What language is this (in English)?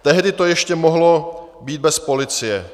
Czech